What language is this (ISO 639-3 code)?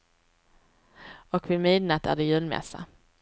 swe